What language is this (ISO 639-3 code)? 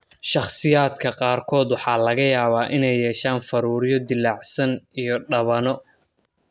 som